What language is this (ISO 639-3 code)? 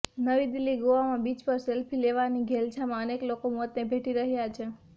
guj